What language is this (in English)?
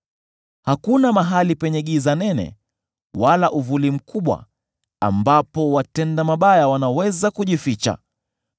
Swahili